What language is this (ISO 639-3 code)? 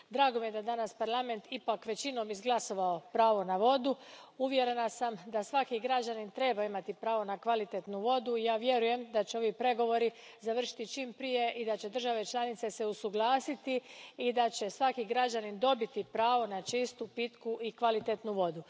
hrv